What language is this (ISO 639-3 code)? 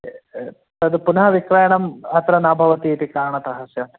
san